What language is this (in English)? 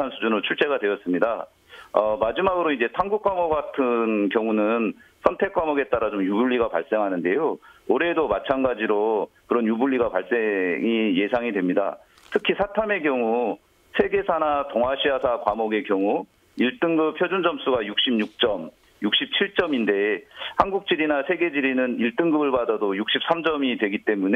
Korean